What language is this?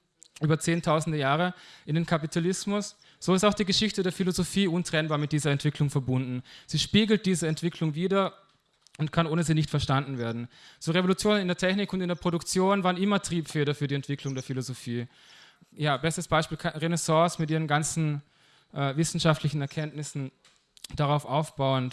German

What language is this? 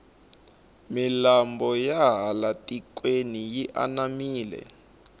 Tsonga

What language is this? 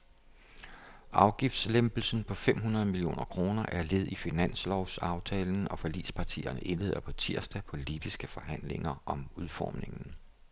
Danish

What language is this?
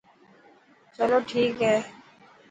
Dhatki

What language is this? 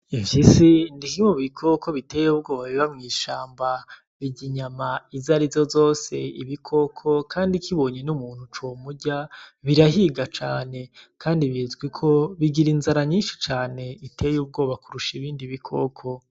Rundi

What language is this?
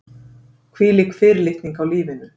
Icelandic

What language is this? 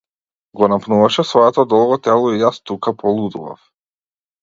Macedonian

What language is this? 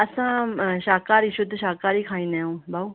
Sindhi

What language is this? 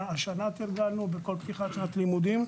Hebrew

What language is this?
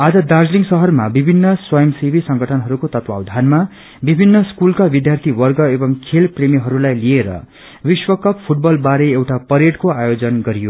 Nepali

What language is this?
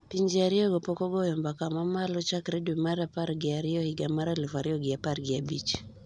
Luo (Kenya and Tanzania)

